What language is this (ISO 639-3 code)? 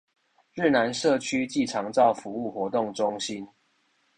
zho